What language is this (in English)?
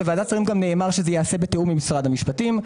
Hebrew